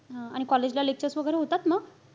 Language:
Marathi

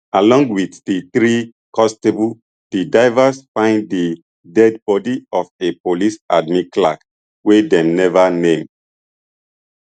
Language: Nigerian Pidgin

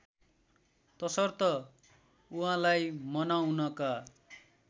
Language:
Nepali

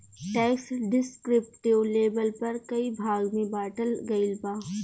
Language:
Bhojpuri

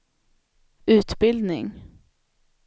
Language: Swedish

